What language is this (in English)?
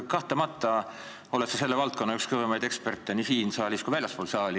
Estonian